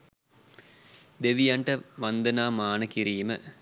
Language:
Sinhala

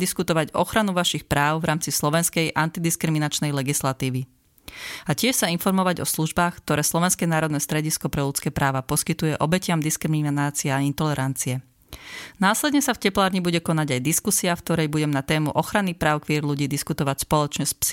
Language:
Slovak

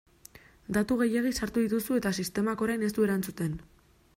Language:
Basque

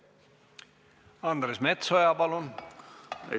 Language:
Estonian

